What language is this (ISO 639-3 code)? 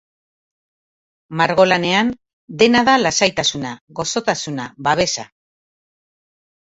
eus